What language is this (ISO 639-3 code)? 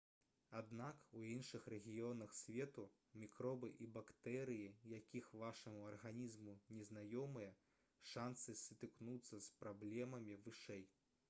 bel